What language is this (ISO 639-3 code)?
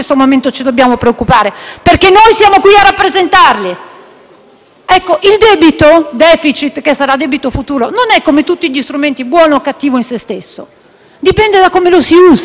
ita